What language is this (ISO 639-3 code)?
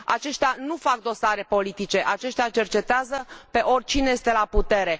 ron